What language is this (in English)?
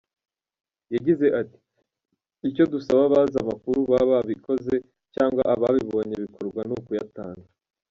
Kinyarwanda